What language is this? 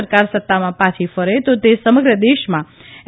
Gujarati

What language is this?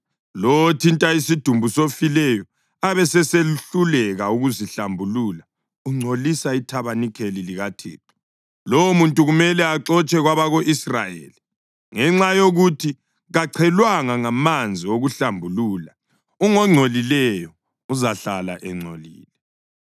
North Ndebele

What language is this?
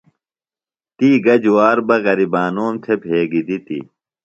Phalura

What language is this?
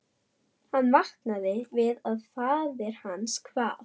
Icelandic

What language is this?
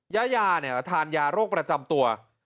Thai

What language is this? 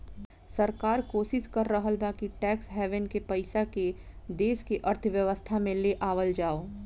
Bhojpuri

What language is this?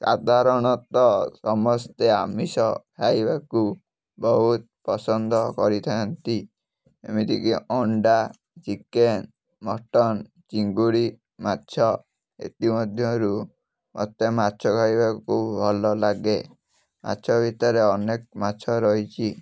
Odia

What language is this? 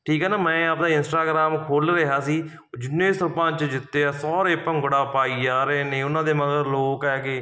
Punjabi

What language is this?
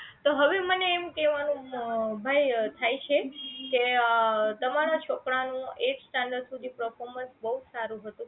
Gujarati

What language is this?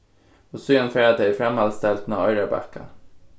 Faroese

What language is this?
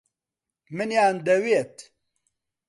Central Kurdish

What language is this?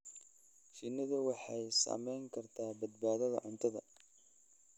Somali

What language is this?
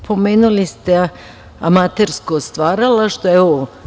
Serbian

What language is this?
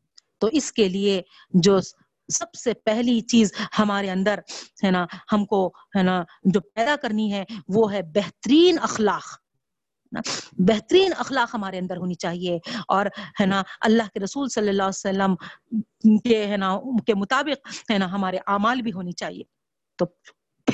Urdu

